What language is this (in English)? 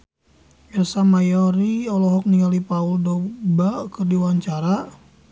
Sundanese